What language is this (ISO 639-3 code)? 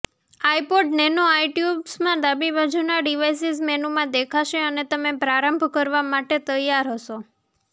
guj